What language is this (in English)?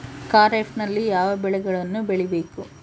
Kannada